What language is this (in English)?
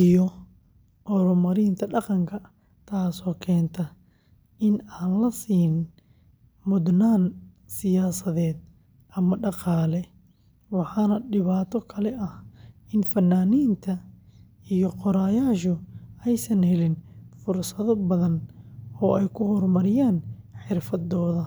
Somali